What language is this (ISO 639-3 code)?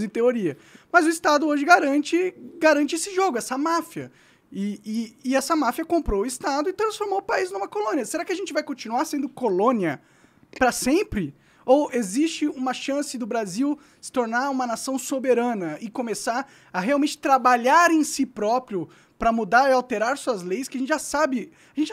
por